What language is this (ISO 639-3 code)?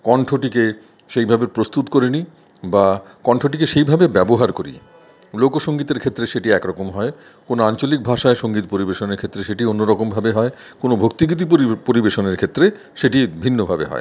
ben